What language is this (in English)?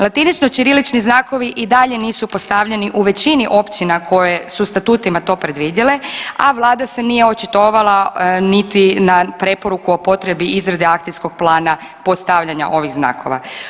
Croatian